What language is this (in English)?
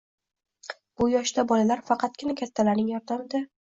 Uzbek